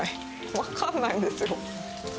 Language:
Japanese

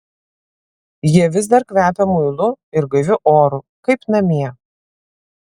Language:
Lithuanian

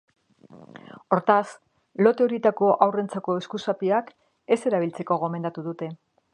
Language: Basque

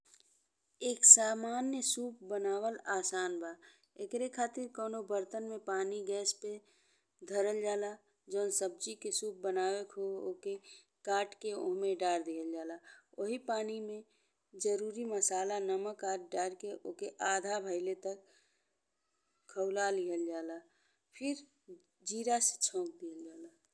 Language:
Bhojpuri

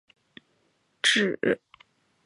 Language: Chinese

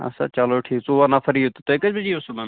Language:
Kashmiri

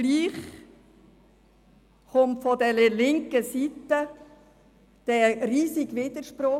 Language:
Swiss German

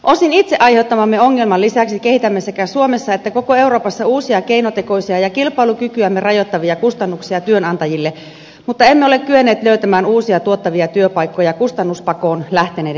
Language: Finnish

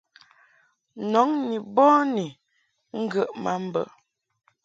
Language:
Mungaka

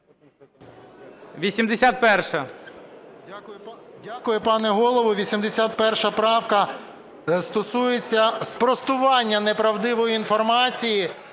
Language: Ukrainian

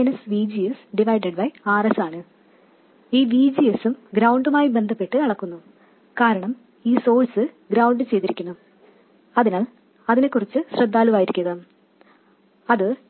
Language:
Malayalam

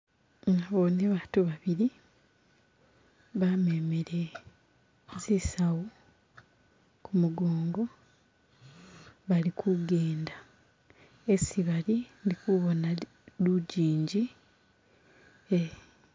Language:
Masaaba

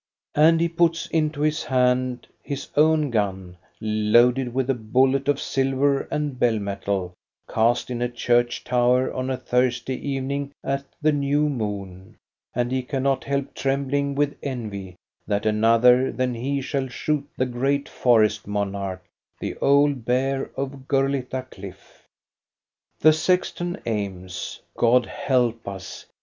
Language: English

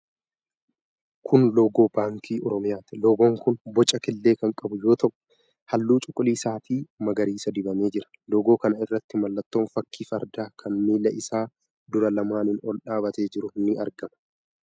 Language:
Oromo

